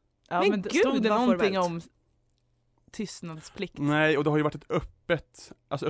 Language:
Swedish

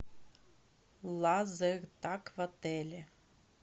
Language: Russian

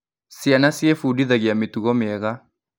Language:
Kikuyu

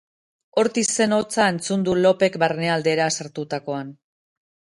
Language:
Basque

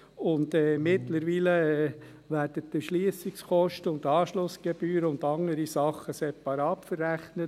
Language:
Swiss German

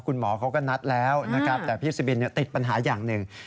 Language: Thai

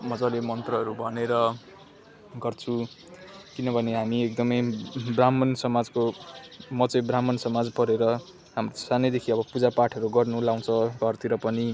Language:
Nepali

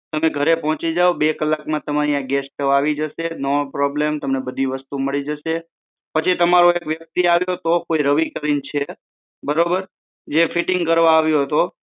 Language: Gujarati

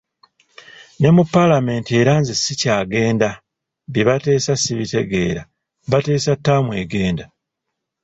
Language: Ganda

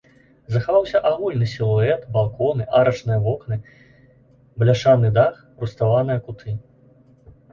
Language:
Belarusian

